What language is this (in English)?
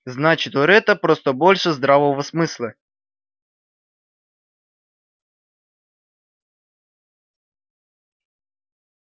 Russian